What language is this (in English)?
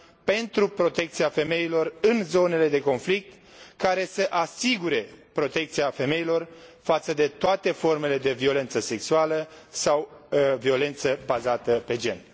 Romanian